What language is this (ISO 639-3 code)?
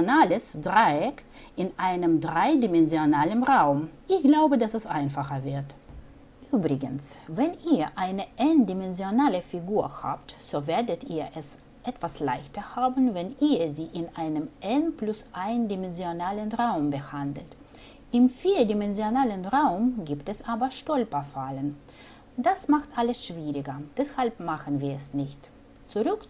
deu